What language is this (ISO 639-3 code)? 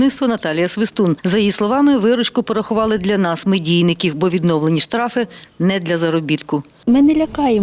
ukr